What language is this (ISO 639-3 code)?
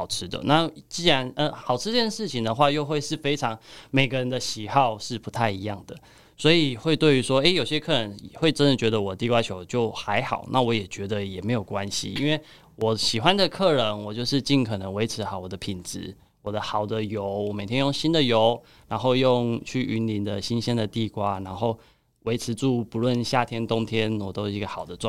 zho